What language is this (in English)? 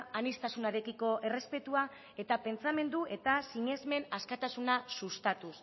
Basque